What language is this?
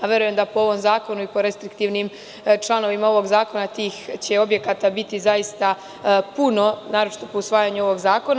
Serbian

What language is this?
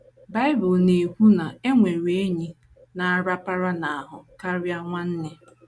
Igbo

